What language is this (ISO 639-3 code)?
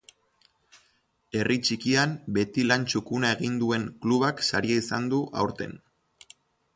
eus